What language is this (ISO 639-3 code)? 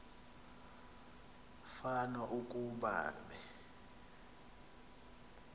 xho